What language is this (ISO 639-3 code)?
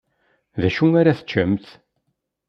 kab